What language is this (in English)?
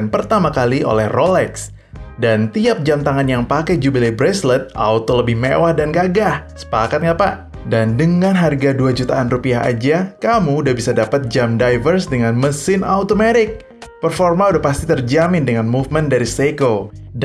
Indonesian